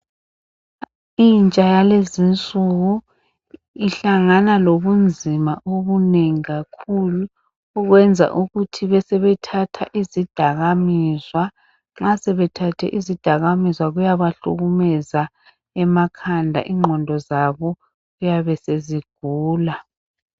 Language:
North Ndebele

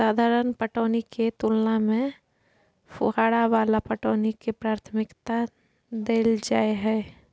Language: Maithili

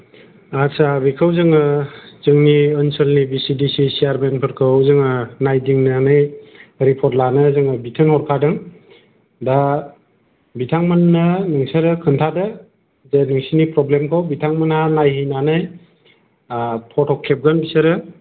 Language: Bodo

